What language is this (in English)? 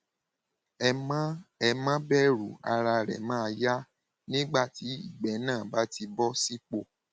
Yoruba